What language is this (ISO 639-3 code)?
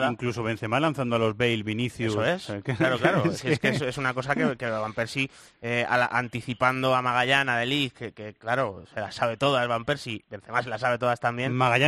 spa